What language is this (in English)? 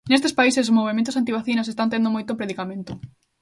Galician